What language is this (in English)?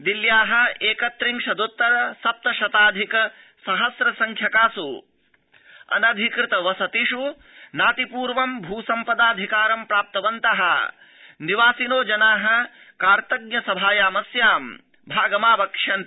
Sanskrit